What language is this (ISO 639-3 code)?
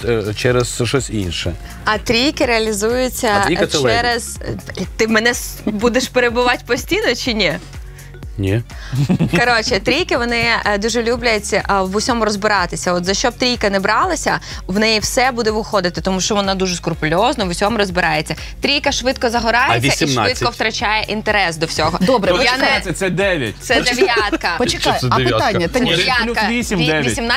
ukr